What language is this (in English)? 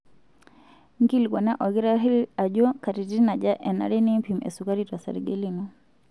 Masai